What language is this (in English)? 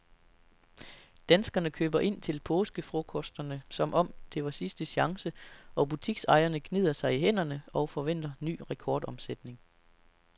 Danish